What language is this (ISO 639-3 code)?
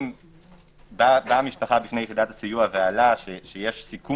heb